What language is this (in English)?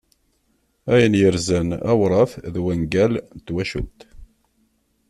Kabyle